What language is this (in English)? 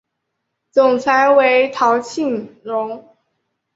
Chinese